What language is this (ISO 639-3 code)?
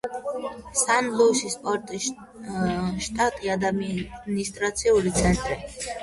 kat